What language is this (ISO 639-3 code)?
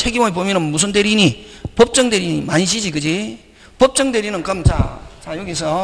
kor